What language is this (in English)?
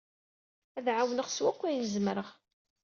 Kabyle